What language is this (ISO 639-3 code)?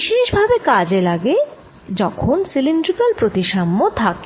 ben